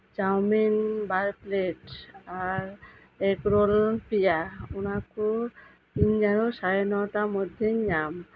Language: Santali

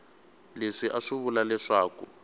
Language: Tsonga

